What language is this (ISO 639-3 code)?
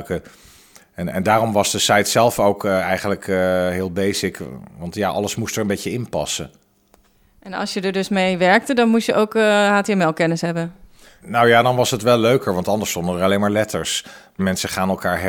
nld